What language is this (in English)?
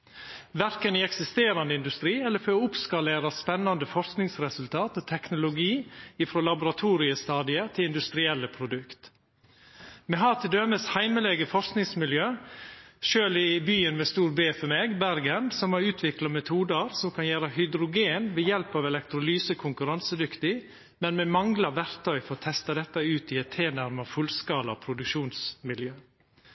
Norwegian Nynorsk